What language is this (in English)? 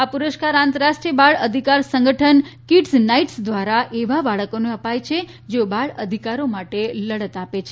Gujarati